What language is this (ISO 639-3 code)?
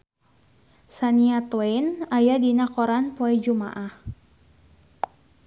sun